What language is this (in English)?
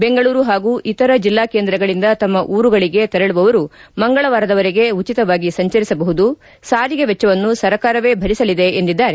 Kannada